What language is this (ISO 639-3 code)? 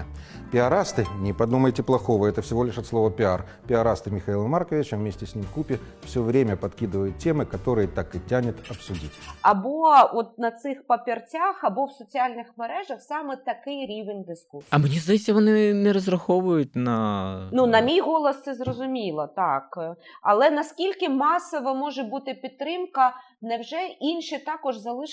ukr